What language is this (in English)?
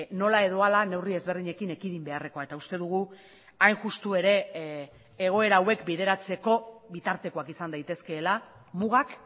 Basque